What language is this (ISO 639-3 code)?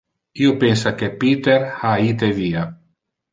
ina